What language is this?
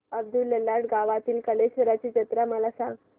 Marathi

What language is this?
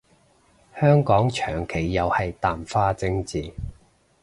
Cantonese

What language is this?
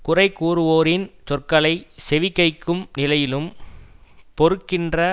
Tamil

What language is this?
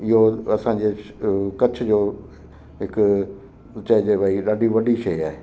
Sindhi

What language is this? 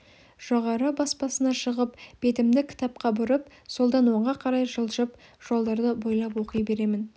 Kazakh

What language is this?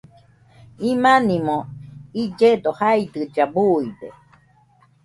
Nüpode Huitoto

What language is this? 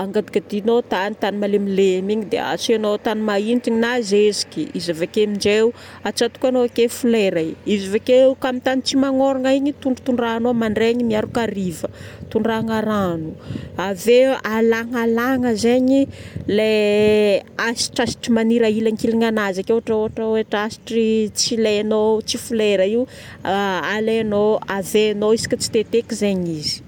Northern Betsimisaraka Malagasy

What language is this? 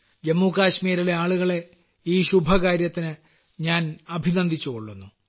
Malayalam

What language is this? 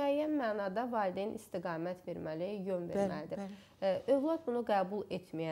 Turkish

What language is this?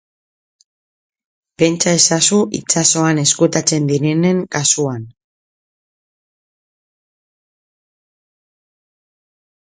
Basque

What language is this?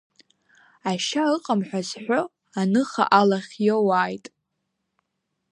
Abkhazian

